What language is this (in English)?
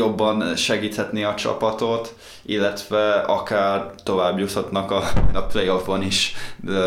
Hungarian